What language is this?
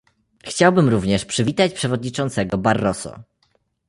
Polish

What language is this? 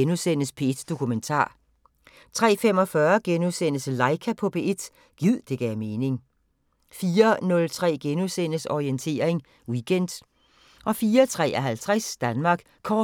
Danish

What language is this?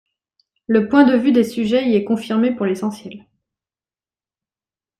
French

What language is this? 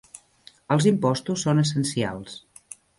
Catalan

